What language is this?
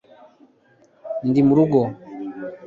Kinyarwanda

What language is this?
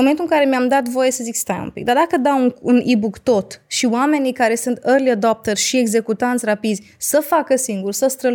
Romanian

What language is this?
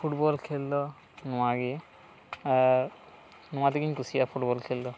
Santali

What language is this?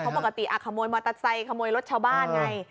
Thai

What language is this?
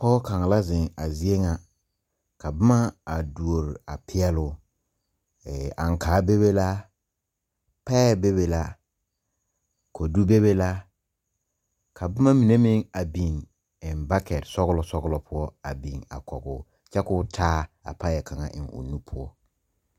Southern Dagaare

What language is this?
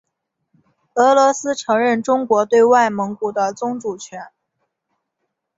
Chinese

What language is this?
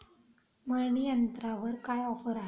Marathi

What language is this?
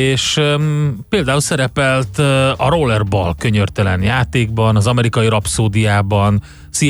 Hungarian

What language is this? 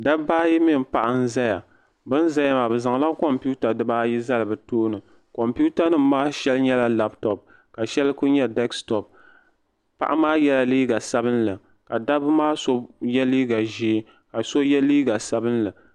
Dagbani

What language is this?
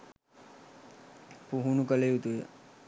Sinhala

